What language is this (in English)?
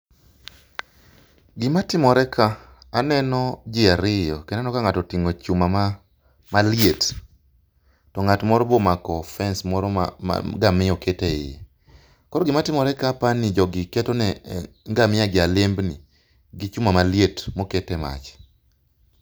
Luo (Kenya and Tanzania)